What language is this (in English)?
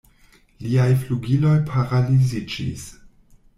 Esperanto